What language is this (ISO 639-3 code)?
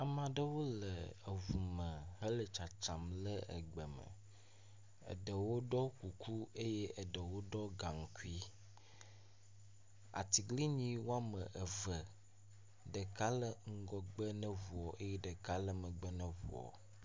ewe